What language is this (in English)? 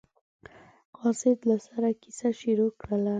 Pashto